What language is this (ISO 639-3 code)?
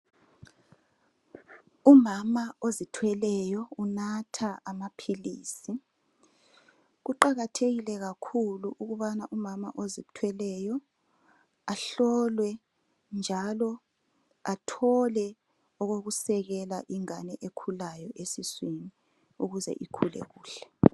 nde